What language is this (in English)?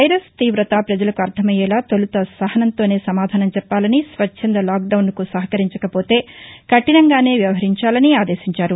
Telugu